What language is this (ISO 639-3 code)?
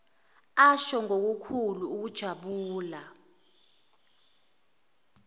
zul